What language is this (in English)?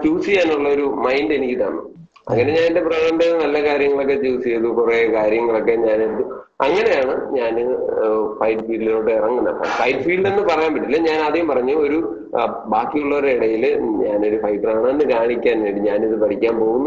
Malayalam